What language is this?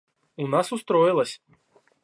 Russian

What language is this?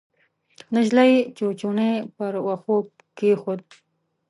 Pashto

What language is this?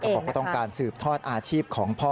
Thai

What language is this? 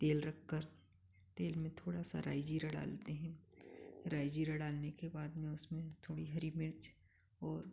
Hindi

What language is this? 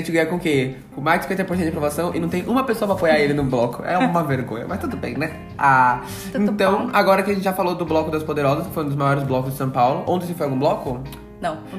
Portuguese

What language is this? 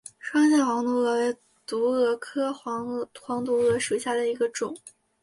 Chinese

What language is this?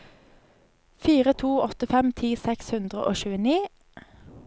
Norwegian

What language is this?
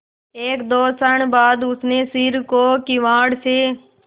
Hindi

